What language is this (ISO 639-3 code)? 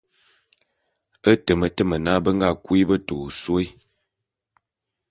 bum